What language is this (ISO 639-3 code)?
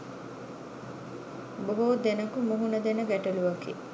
sin